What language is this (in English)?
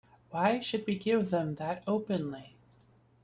English